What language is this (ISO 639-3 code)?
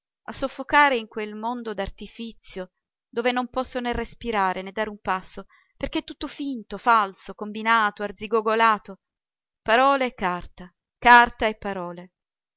ita